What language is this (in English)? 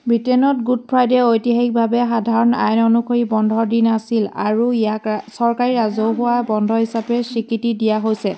Assamese